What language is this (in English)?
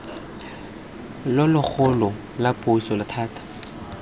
Tswana